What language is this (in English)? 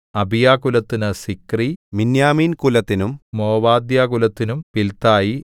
Malayalam